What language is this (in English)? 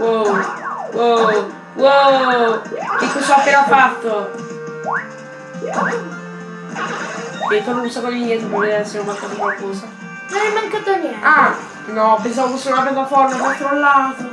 Italian